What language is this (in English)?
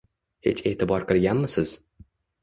Uzbek